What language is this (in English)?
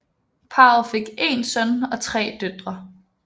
Danish